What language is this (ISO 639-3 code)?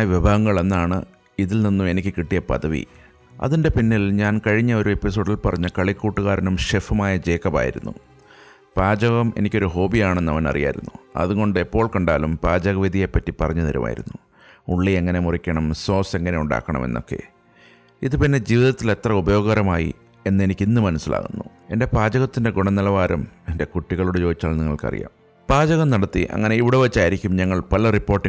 mal